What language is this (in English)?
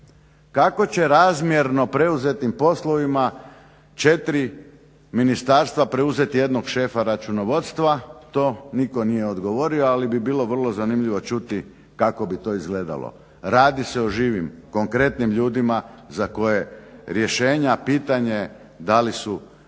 Croatian